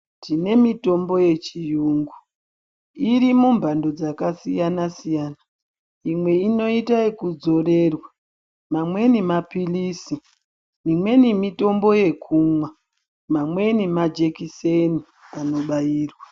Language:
Ndau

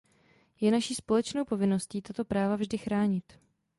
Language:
Czech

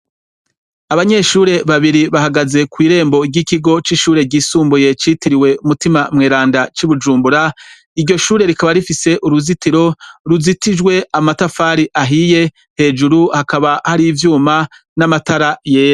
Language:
Rundi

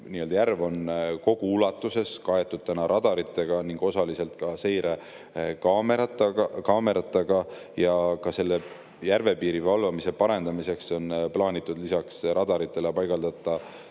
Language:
Estonian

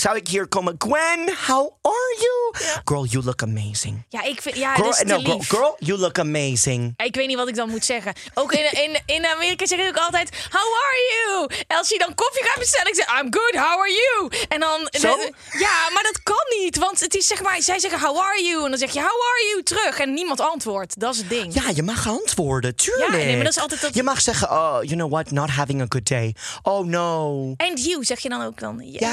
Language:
Dutch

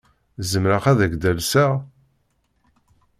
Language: Kabyle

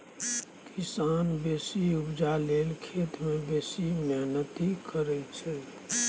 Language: Maithili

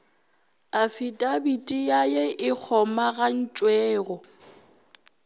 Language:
Northern Sotho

